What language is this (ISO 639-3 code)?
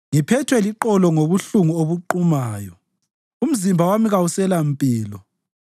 nde